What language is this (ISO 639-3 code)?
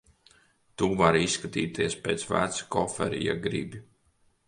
lav